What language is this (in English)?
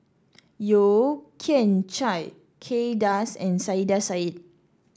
English